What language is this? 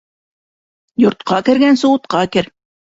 Bashkir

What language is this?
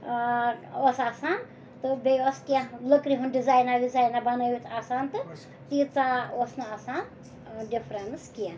Kashmiri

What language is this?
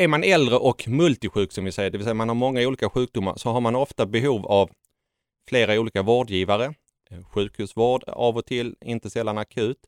Swedish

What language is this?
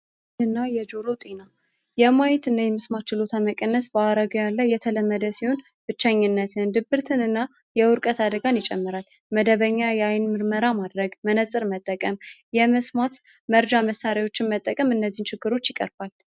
Amharic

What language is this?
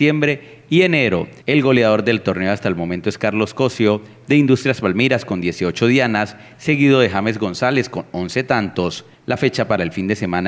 Spanish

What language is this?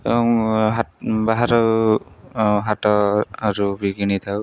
Odia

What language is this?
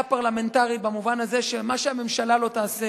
Hebrew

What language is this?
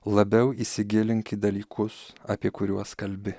Lithuanian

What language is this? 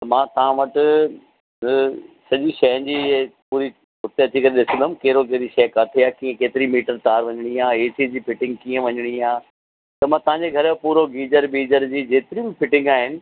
Sindhi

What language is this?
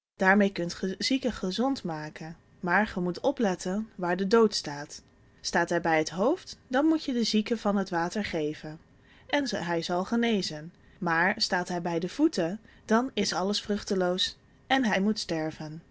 Dutch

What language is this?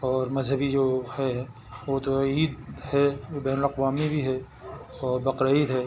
Urdu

